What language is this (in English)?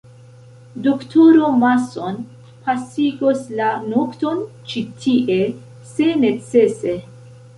Esperanto